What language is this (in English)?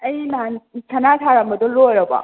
Manipuri